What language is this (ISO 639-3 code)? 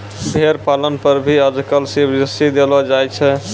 mai